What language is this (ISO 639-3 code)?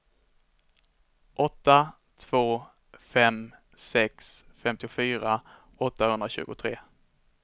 swe